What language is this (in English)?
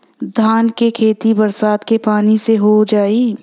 Bhojpuri